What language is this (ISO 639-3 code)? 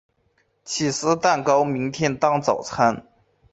zho